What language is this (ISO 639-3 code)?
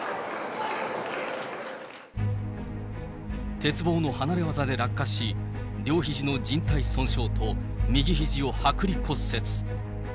jpn